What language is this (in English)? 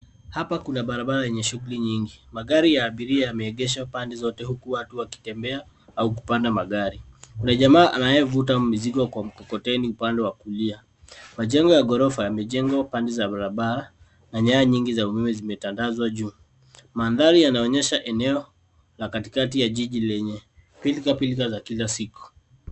Swahili